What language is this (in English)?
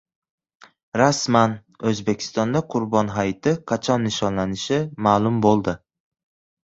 Uzbek